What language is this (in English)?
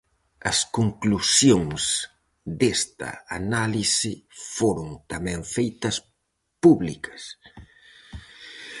Galician